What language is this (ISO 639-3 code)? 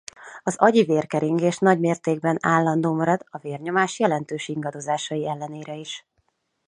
hun